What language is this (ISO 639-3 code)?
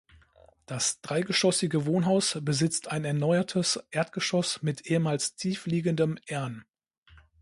deu